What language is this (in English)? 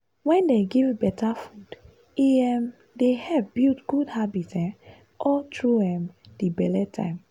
Nigerian Pidgin